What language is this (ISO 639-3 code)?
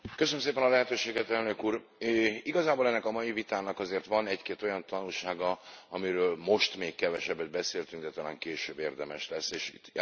hun